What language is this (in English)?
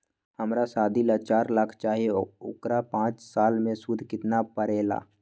Magahi